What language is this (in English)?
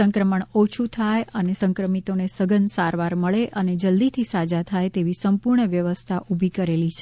Gujarati